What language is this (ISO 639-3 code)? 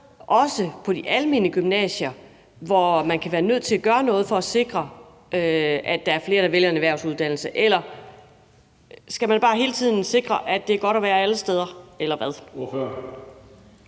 dan